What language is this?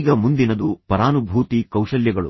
Kannada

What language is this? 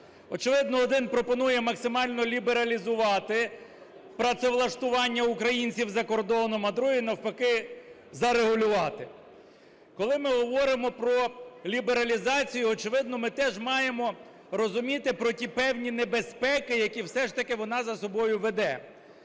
Ukrainian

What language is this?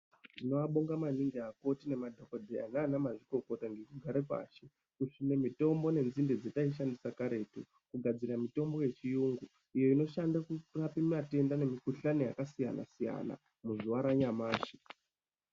Ndau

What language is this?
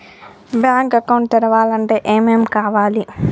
Telugu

